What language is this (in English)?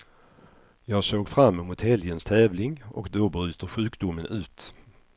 Swedish